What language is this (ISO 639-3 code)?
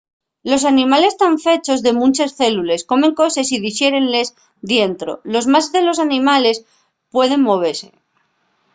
ast